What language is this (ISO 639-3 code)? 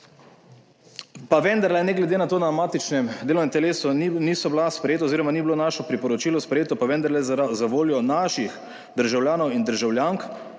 slv